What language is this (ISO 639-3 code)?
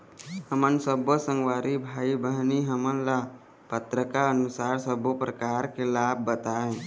hne